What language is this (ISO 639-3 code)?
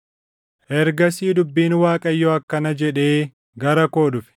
orm